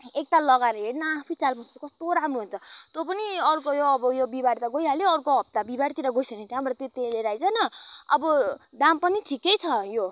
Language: Nepali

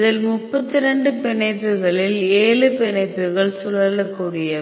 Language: Tamil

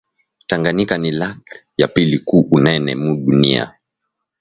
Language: Swahili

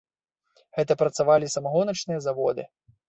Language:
Belarusian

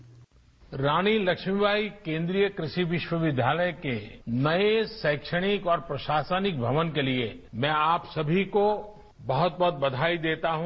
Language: Hindi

